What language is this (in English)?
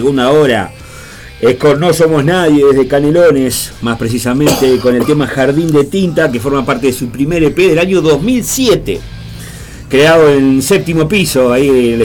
Spanish